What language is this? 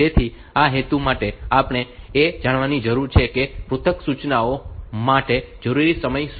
Gujarati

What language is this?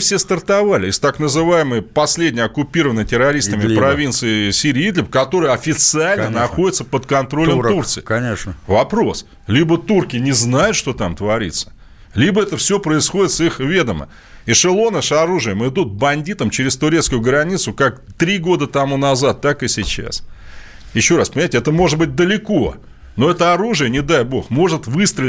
Russian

